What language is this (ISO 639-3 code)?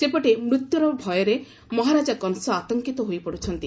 ori